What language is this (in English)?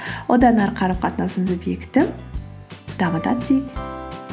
Kazakh